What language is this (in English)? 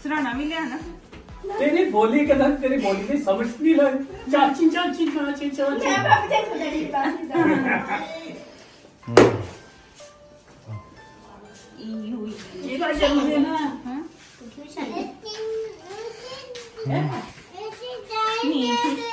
Punjabi